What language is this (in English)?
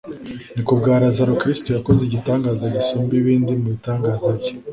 Kinyarwanda